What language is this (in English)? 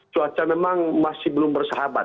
Indonesian